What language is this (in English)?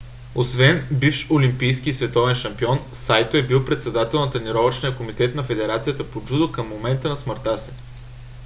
Bulgarian